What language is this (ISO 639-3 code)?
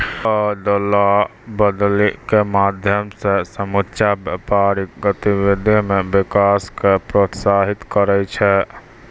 mai